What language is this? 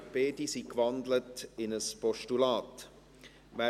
Swiss German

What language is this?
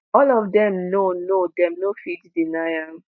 Nigerian Pidgin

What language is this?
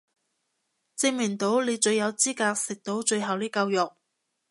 Cantonese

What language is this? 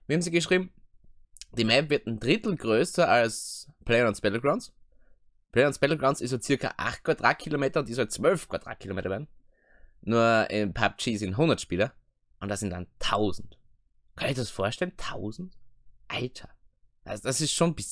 German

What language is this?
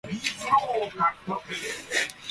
Japanese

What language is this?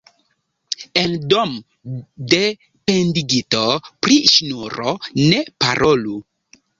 Esperanto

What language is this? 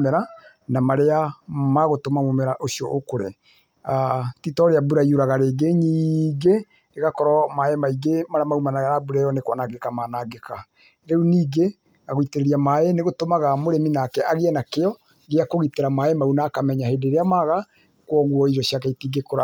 Kikuyu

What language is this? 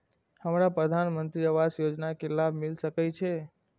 Maithili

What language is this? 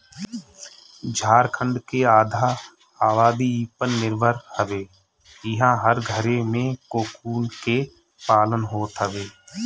Bhojpuri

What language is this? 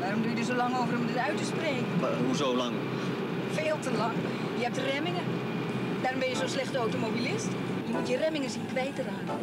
Dutch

